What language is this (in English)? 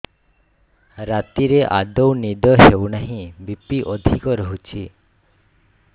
Odia